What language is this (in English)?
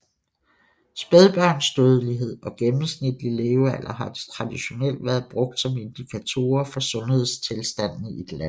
Danish